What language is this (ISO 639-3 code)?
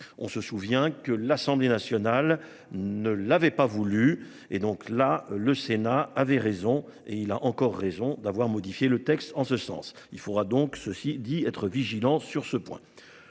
fra